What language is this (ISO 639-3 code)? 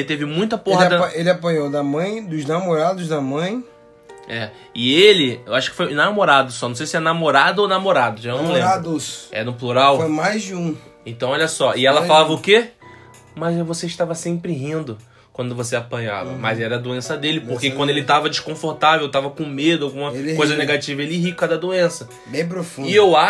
por